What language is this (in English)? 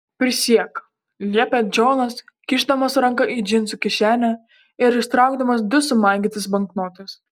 Lithuanian